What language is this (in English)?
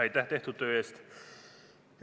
Estonian